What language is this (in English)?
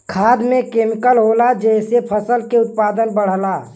Bhojpuri